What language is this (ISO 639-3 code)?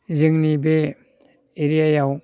brx